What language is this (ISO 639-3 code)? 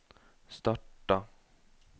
nor